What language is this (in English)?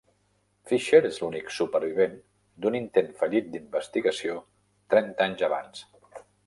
Catalan